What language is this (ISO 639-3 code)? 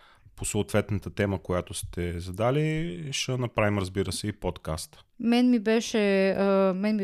bul